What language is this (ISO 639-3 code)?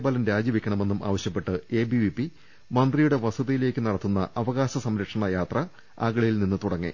mal